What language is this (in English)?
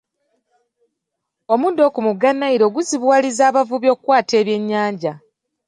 Ganda